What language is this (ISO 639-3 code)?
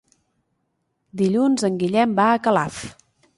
cat